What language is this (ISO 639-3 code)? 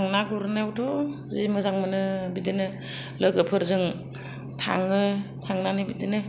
brx